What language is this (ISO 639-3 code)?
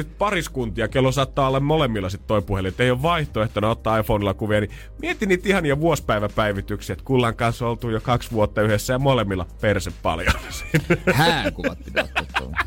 fin